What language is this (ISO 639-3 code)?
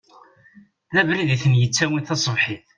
kab